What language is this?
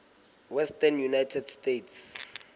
Southern Sotho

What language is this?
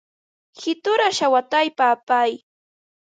Ambo-Pasco Quechua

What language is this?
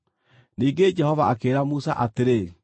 Kikuyu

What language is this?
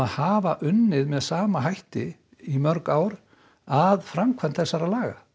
Icelandic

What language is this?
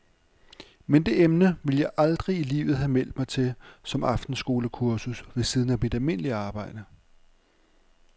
Danish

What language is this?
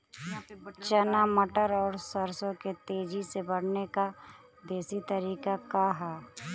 Bhojpuri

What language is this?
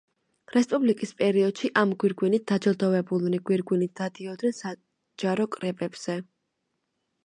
Georgian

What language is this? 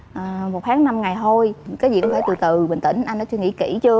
Vietnamese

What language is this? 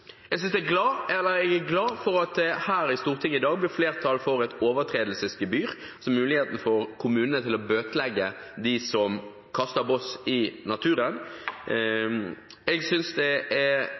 Norwegian Bokmål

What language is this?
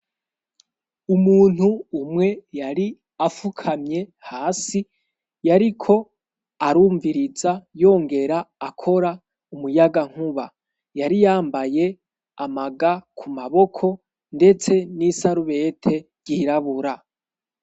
Rundi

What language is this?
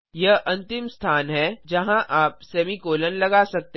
Hindi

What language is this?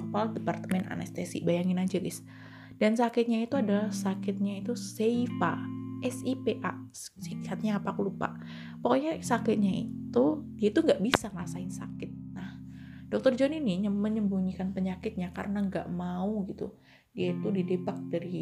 Indonesian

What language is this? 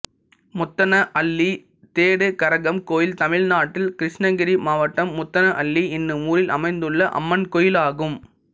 Tamil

